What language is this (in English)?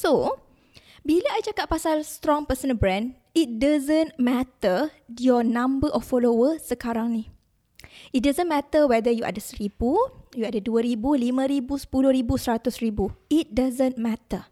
Malay